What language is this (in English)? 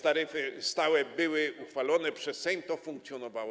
Polish